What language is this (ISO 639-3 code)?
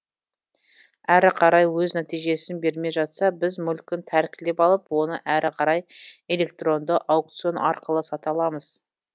kaz